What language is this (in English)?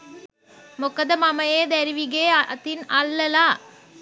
Sinhala